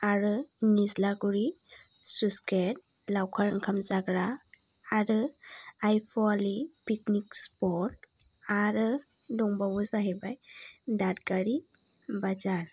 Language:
Bodo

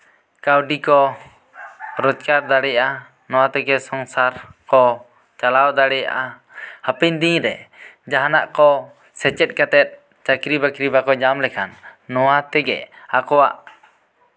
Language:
Santali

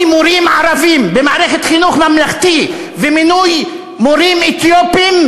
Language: Hebrew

